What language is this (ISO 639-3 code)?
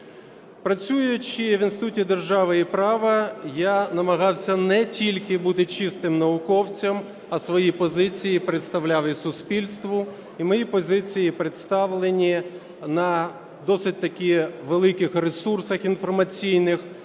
ukr